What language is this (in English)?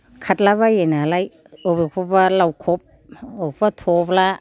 Bodo